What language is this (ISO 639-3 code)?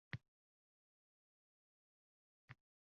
uzb